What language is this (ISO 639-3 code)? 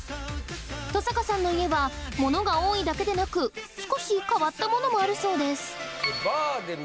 jpn